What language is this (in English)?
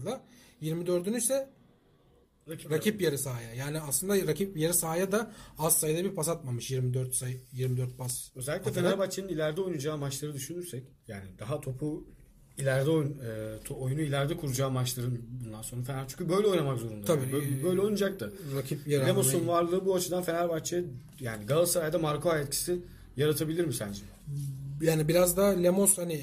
Turkish